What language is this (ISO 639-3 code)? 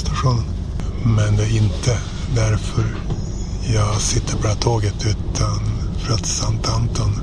swe